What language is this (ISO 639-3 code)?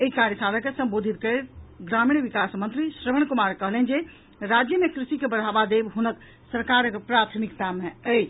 mai